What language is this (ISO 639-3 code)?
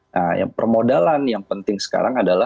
ind